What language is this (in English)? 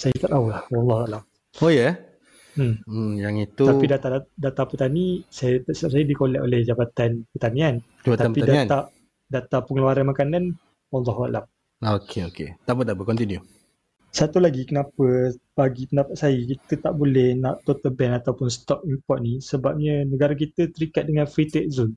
Malay